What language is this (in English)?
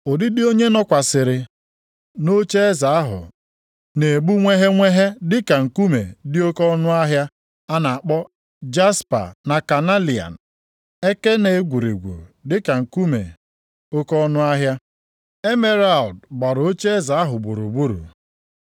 Igbo